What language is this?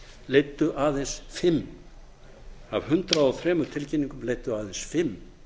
Icelandic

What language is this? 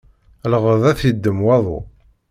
Kabyle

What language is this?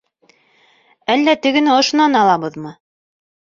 Bashkir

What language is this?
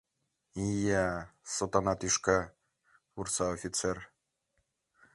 Mari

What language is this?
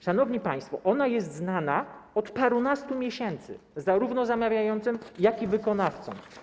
Polish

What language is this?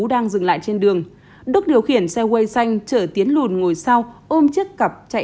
Vietnamese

